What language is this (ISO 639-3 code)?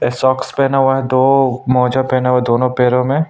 hin